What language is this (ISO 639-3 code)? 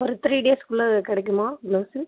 tam